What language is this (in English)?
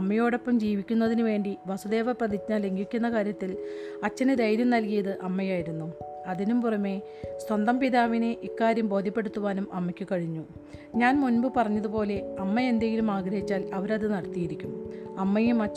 Malayalam